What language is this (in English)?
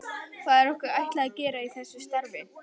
Icelandic